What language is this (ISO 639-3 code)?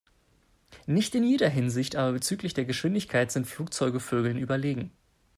deu